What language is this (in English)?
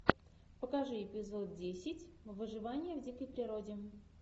Russian